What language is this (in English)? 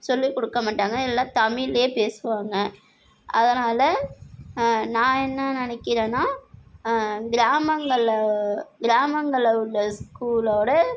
Tamil